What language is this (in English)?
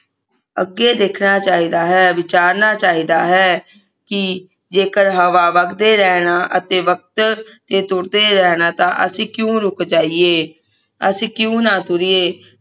Punjabi